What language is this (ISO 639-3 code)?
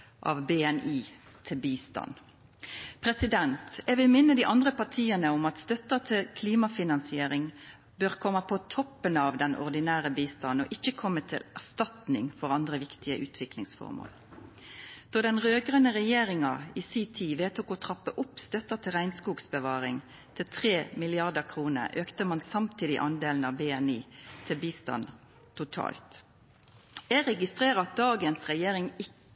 nno